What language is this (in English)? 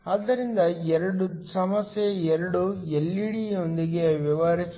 Kannada